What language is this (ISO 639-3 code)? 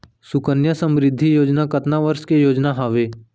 hne